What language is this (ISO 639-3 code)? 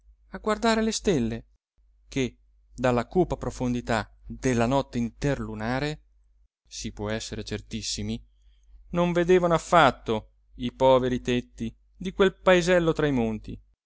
ita